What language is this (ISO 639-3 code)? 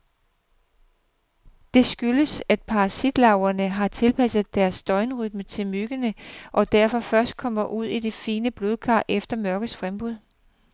dan